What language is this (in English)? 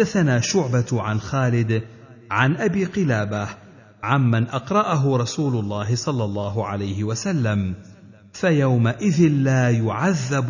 Arabic